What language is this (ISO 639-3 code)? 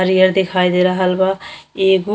bho